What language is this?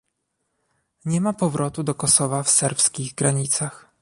Polish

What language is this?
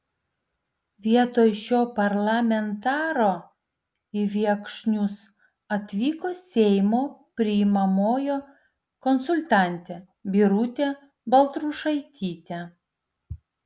Lithuanian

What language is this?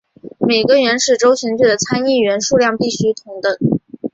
Chinese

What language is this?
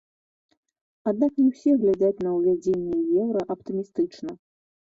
Belarusian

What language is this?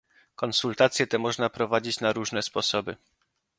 Polish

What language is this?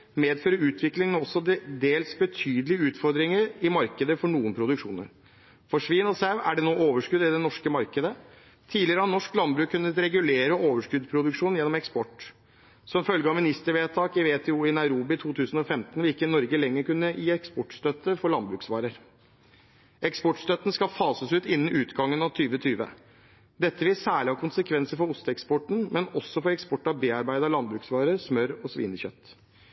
Norwegian Bokmål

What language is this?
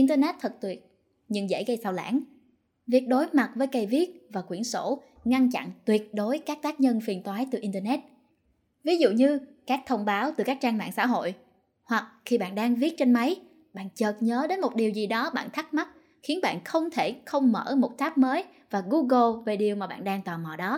Vietnamese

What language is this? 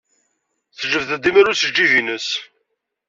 Kabyle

